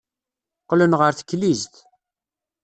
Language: Kabyle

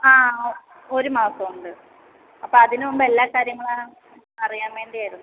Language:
Malayalam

